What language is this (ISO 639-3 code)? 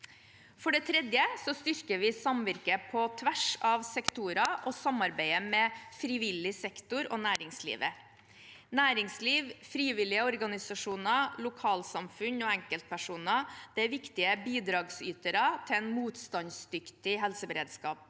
nor